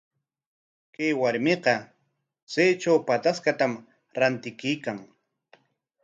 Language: Corongo Ancash Quechua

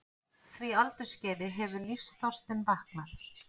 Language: Icelandic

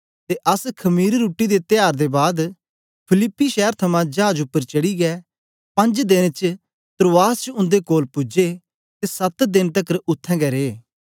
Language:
Dogri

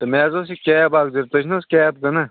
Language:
Kashmiri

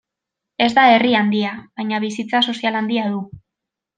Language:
Basque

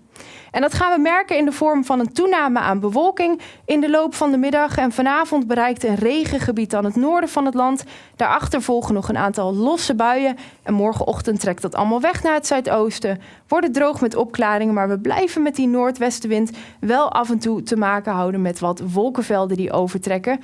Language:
Dutch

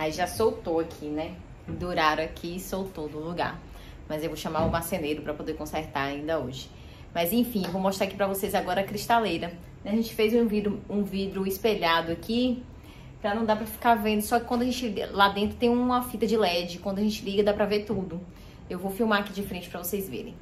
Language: Portuguese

